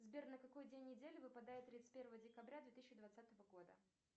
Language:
Russian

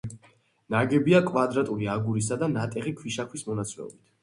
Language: Georgian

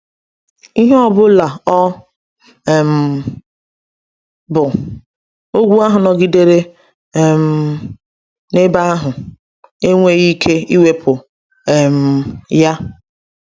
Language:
Igbo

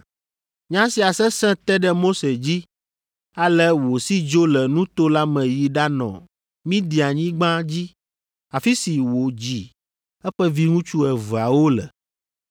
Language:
Ewe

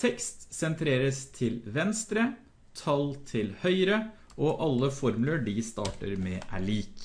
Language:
Norwegian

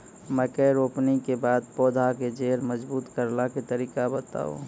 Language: Maithili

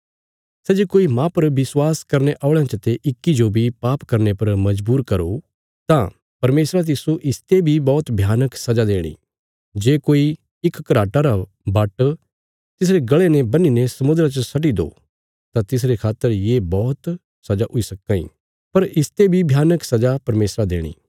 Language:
Bilaspuri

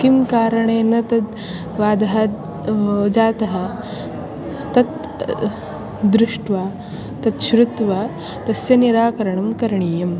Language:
Sanskrit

